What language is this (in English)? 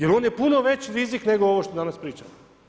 Croatian